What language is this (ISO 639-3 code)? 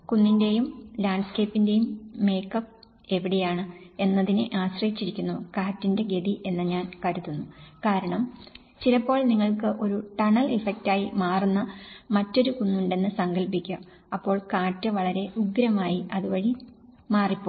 mal